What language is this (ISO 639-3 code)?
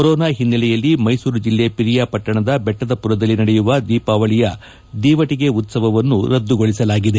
kan